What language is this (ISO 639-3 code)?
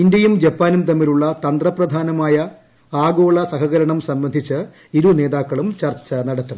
mal